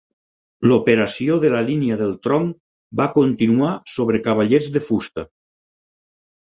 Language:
Catalan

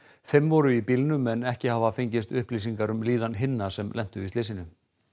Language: Icelandic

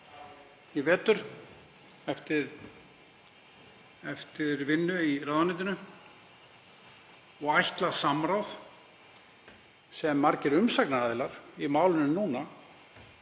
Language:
Icelandic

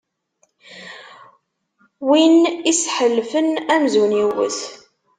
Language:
Kabyle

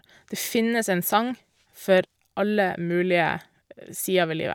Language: Norwegian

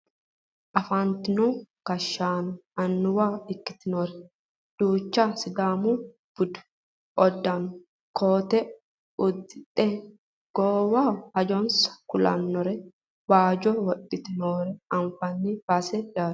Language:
Sidamo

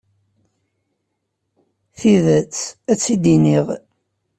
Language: Kabyle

